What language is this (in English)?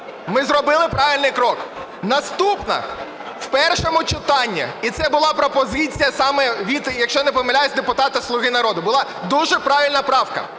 Ukrainian